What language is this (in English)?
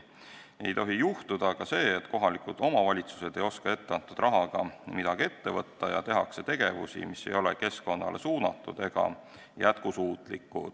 Estonian